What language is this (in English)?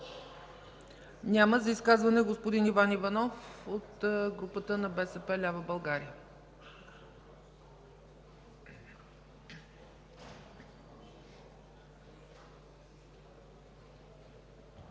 Bulgarian